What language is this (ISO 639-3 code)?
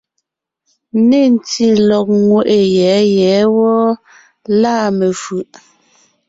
nnh